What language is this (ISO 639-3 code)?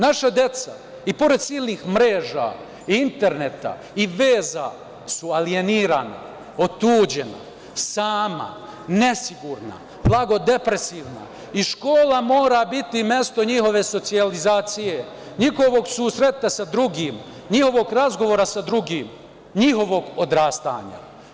srp